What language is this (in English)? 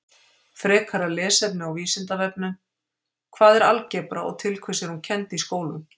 Icelandic